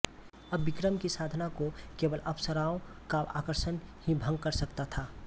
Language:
Hindi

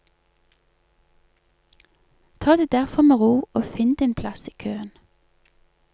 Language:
Norwegian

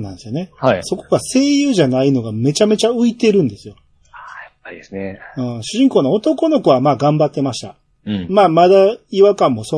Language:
Japanese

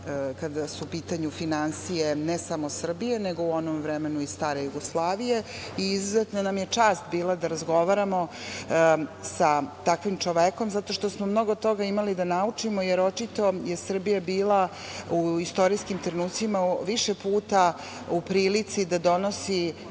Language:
Serbian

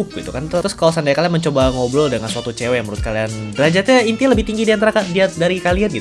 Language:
Indonesian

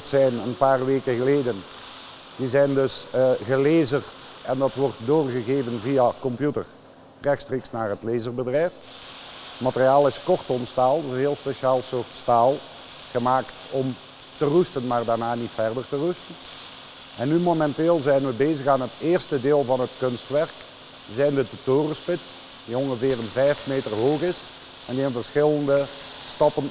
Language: Dutch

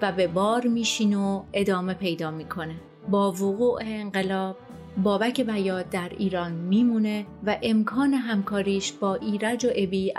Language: Persian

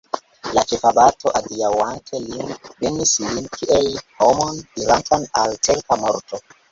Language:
Esperanto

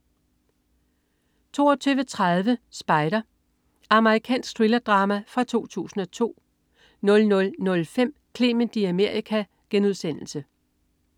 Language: Danish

